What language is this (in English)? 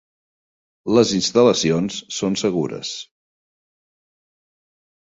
Catalan